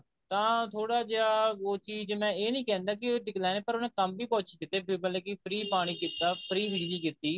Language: Punjabi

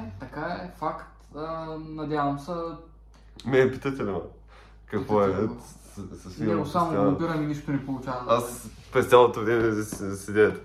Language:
Bulgarian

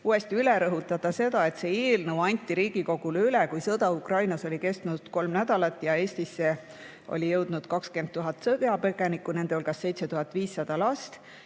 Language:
Estonian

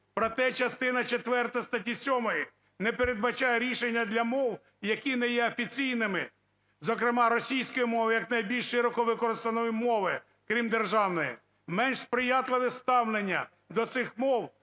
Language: Ukrainian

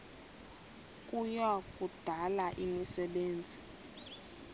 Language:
Xhosa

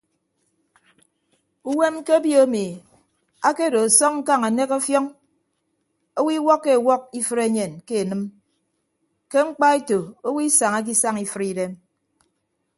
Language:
Ibibio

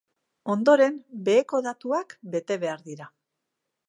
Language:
Basque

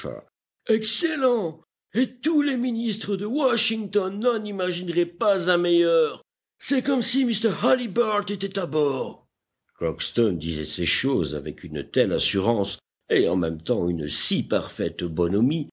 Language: French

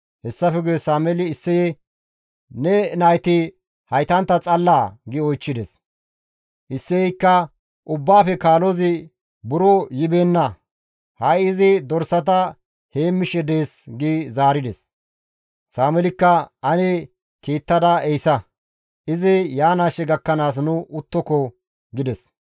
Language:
Gamo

